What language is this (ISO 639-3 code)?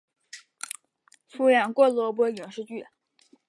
zho